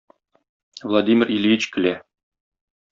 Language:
Tatar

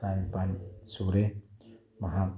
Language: Manipuri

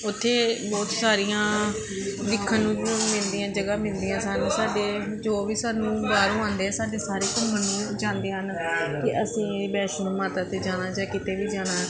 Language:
Punjabi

